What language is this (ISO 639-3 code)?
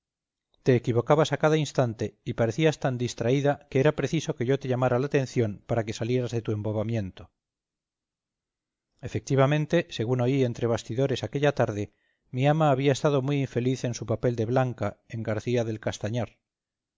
spa